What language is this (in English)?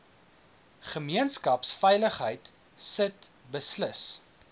Afrikaans